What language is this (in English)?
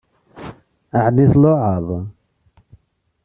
Kabyle